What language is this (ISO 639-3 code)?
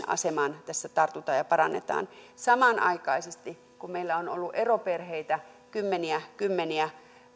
fin